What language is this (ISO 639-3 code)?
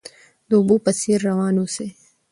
pus